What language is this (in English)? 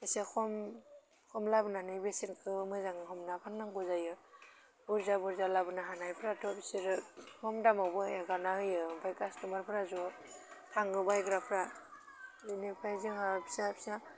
Bodo